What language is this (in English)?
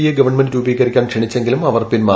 Malayalam